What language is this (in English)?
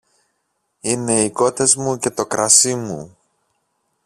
Greek